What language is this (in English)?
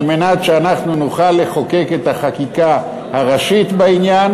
Hebrew